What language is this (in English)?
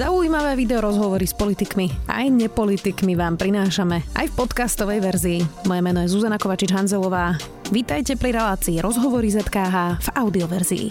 Slovak